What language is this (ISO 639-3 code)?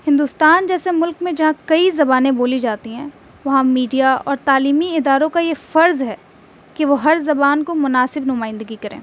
urd